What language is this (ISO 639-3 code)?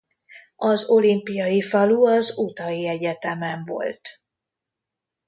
hun